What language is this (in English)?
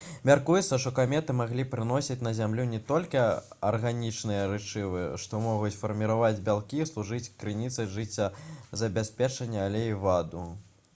Belarusian